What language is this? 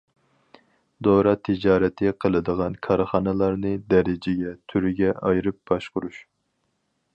Uyghur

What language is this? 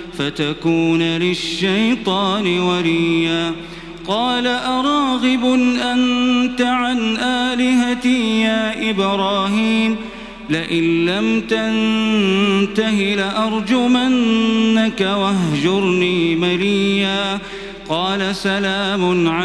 Arabic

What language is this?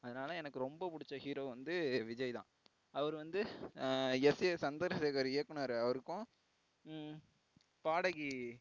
Tamil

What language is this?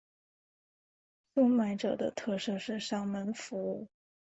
Chinese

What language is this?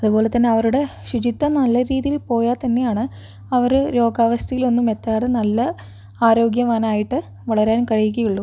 Malayalam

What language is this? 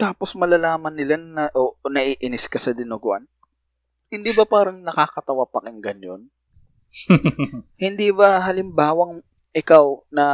Filipino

